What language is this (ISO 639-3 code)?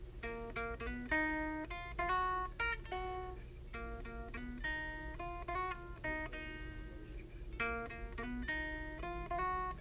amh